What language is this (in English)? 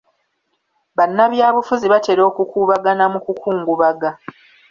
Ganda